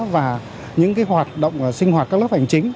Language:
Vietnamese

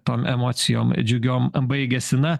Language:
Lithuanian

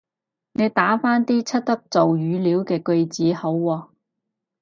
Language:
Cantonese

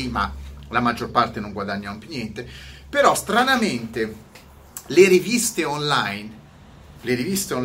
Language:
Italian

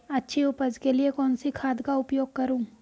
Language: Hindi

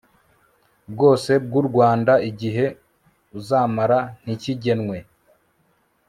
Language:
Kinyarwanda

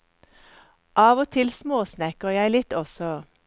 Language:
Norwegian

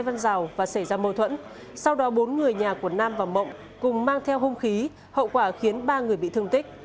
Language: Vietnamese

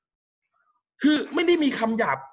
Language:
Thai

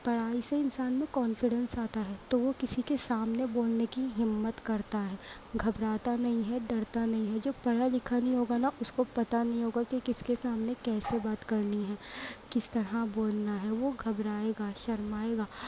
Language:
Urdu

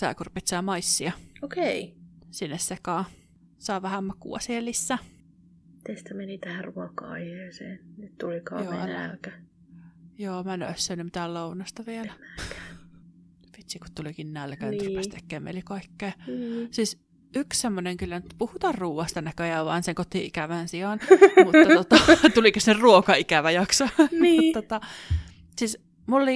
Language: Finnish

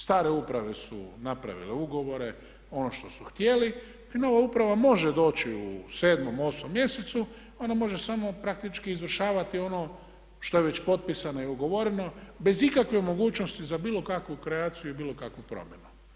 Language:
Croatian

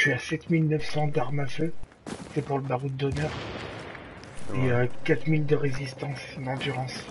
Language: French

